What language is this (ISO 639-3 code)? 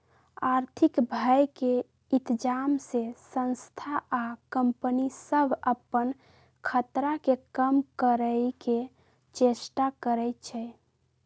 mag